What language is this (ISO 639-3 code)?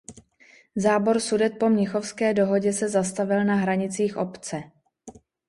ces